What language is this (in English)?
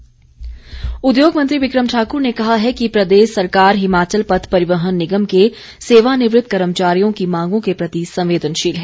Hindi